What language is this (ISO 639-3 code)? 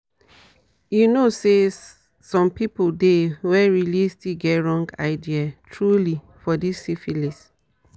pcm